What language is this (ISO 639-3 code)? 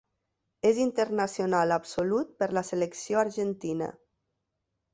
cat